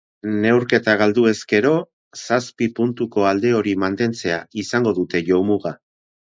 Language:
Basque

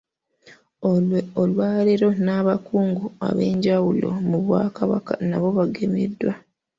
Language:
Ganda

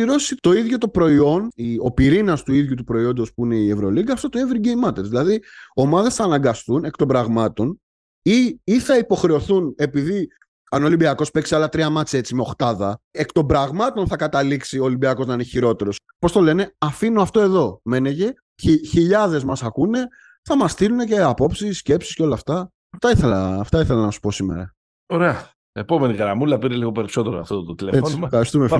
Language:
Greek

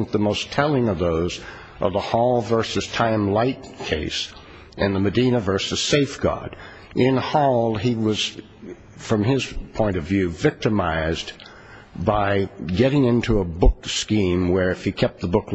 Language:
English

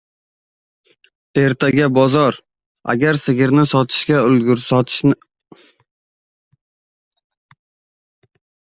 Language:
Uzbek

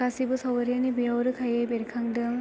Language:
Bodo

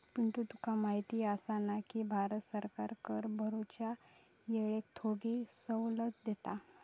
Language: Marathi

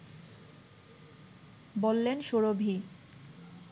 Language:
Bangla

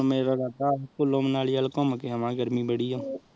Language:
Punjabi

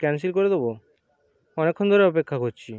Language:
Bangla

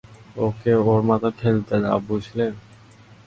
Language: Bangla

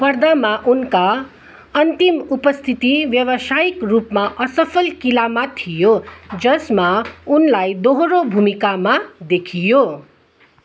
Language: Nepali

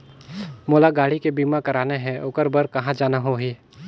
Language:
Chhattisgarhi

